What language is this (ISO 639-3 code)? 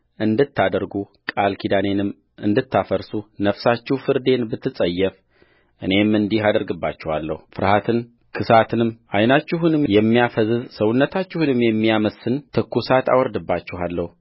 amh